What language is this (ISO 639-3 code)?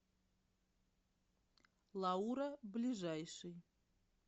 rus